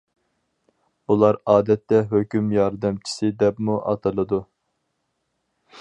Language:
Uyghur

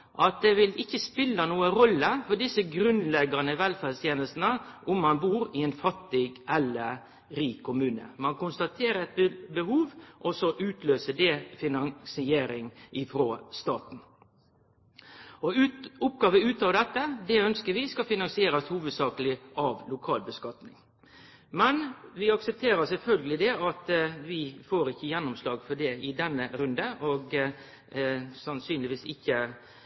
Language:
Norwegian Nynorsk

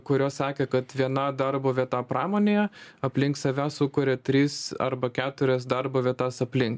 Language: Lithuanian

